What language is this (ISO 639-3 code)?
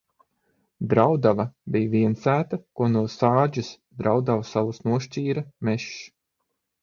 lav